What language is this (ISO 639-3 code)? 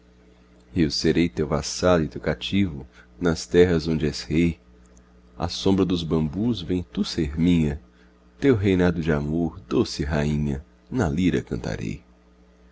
por